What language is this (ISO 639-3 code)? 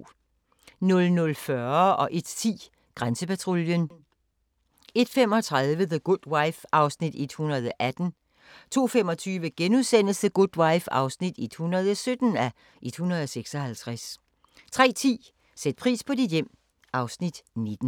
dan